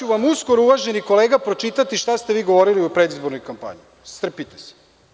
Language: Serbian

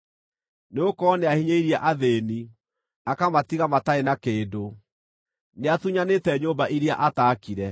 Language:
Kikuyu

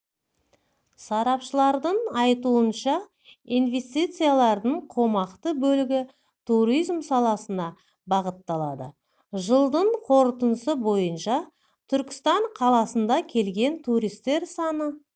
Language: Kazakh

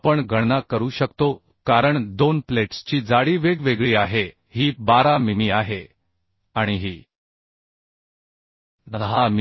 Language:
Marathi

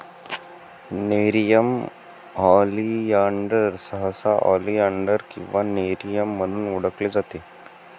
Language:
Marathi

